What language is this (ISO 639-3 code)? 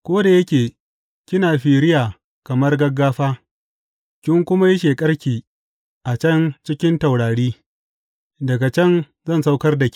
hau